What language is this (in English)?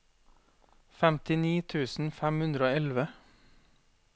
Norwegian